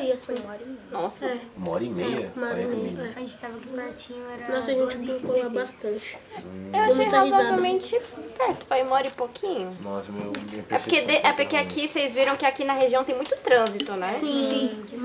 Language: Portuguese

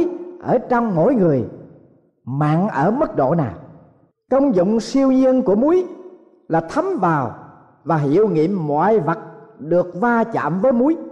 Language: Vietnamese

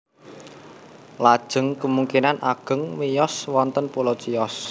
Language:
Javanese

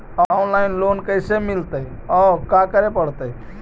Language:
Magahi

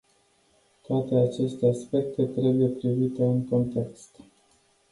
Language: Romanian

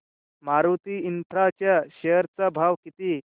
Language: Marathi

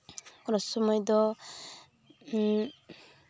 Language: Santali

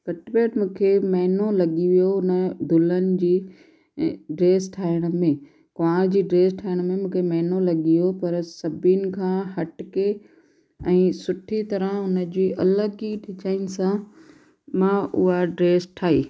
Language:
Sindhi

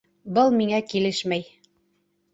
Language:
Bashkir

